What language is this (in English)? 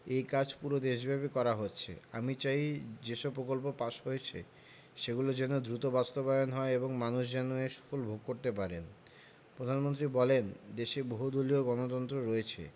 Bangla